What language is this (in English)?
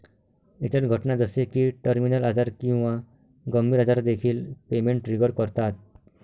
Marathi